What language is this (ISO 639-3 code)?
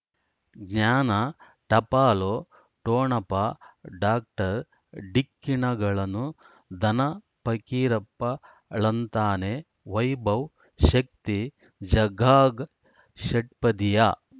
kan